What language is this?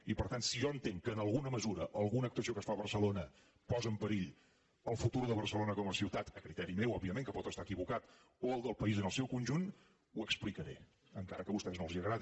Catalan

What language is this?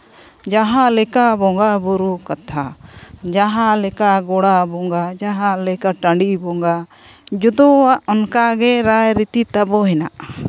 Santali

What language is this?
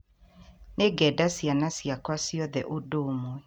Kikuyu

